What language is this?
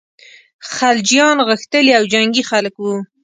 Pashto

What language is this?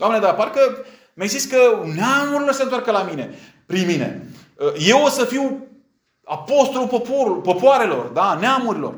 Romanian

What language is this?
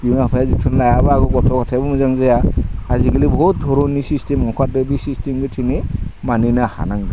Bodo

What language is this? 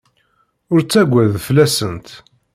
Kabyle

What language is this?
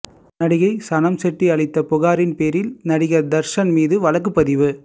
Tamil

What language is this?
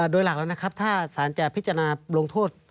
Thai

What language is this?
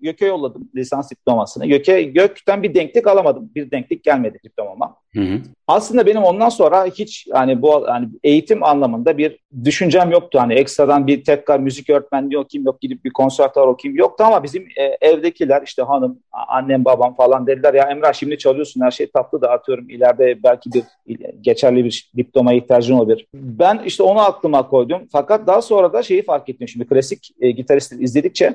Turkish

